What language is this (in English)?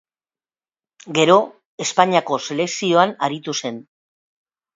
Basque